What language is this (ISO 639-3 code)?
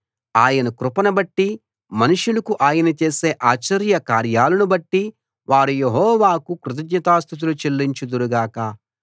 tel